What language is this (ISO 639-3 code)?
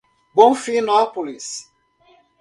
por